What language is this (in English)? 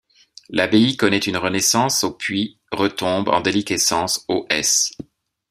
French